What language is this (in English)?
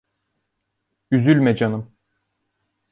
Turkish